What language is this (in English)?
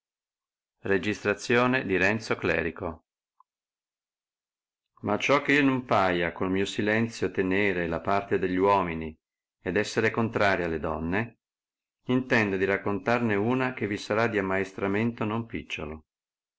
Italian